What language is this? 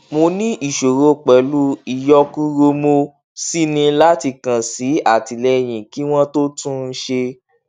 Yoruba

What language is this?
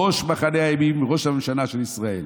Hebrew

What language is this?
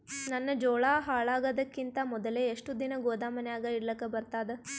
Kannada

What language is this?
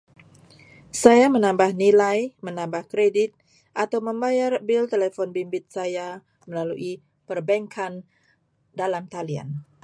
Malay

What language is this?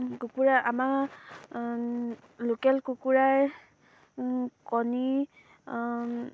Assamese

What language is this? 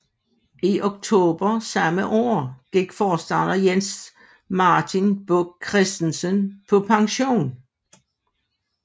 Danish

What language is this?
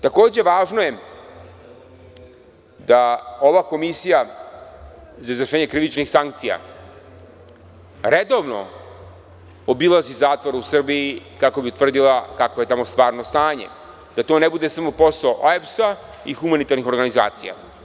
Serbian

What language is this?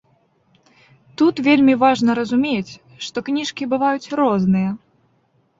Belarusian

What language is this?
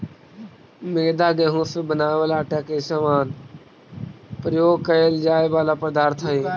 Magahi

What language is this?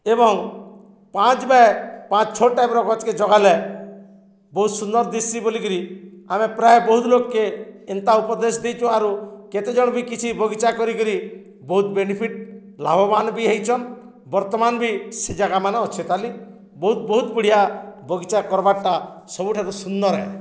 Odia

